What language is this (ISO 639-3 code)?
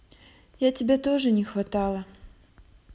rus